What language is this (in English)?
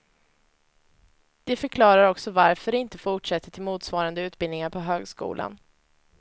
Swedish